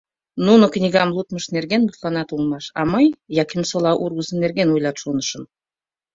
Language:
Mari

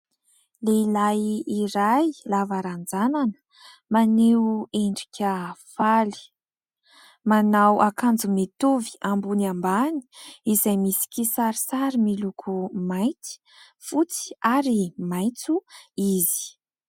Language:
Malagasy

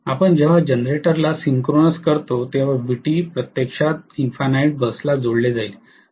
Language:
Marathi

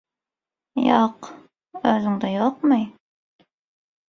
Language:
Turkmen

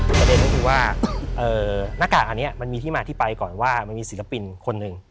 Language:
Thai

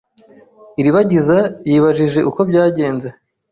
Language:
Kinyarwanda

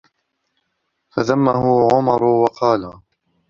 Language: Arabic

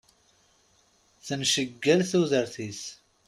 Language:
Kabyle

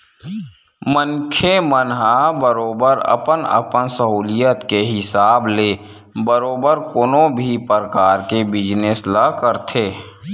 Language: Chhattisgarhi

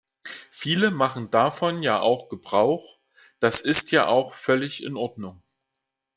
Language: German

